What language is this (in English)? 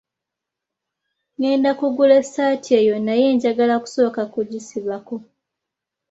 Ganda